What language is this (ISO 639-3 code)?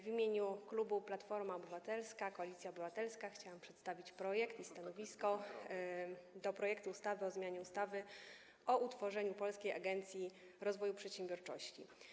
pol